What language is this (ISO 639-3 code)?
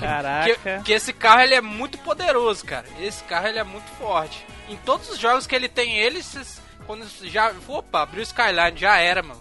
por